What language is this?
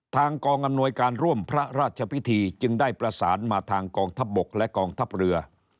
Thai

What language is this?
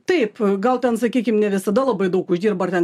Lithuanian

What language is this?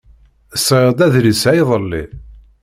Kabyle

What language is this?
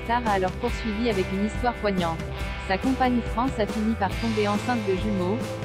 French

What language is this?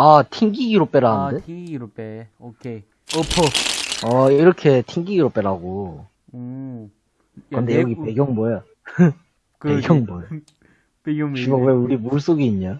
Korean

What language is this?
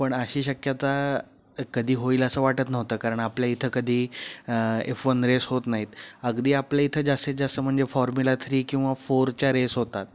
Marathi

